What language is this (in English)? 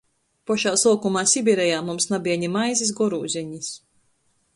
Latgalian